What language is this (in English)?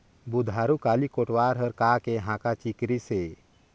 Chhattisgarhi